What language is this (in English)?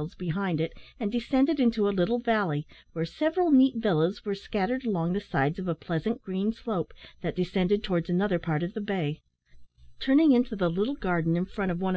English